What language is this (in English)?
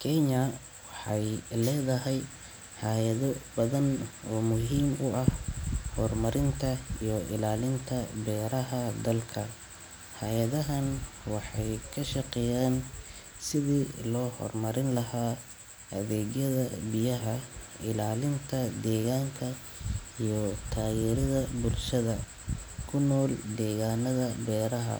Somali